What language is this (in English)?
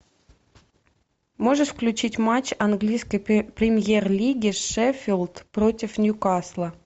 Russian